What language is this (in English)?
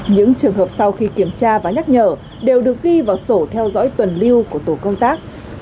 Vietnamese